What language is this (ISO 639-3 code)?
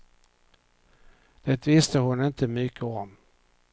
swe